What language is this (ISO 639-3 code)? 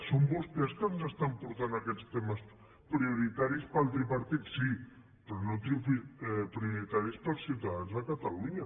cat